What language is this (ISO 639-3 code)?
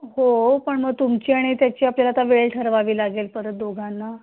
mar